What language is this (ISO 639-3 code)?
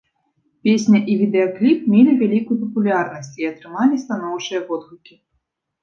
bel